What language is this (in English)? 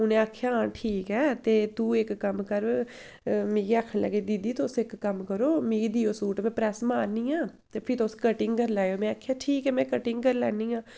Dogri